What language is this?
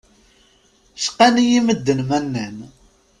Kabyle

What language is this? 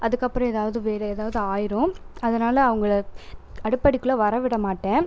Tamil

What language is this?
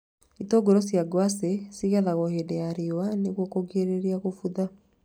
Kikuyu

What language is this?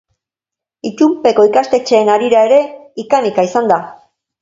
Basque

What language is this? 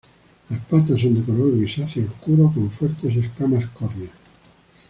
Spanish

